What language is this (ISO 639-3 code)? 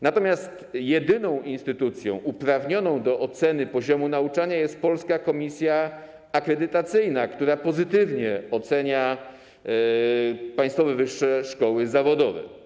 pol